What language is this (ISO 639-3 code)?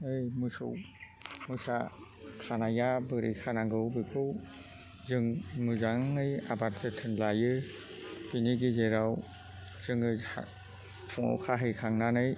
brx